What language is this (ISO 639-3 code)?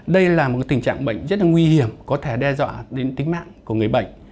vie